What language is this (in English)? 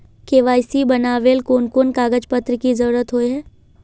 Magahi